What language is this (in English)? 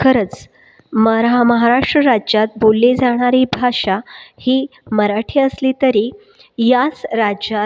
Marathi